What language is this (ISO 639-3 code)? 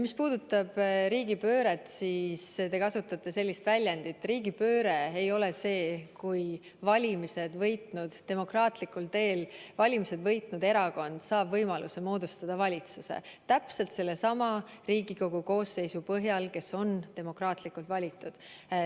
est